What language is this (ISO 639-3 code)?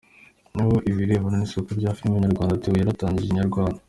kin